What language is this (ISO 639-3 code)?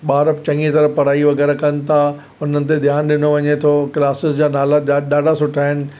snd